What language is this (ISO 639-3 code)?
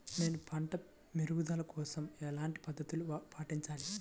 tel